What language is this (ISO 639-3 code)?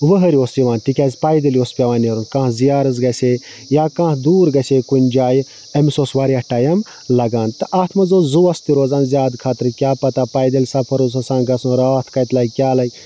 kas